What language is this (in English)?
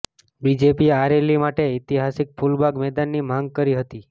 Gujarati